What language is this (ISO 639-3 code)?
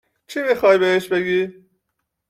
fas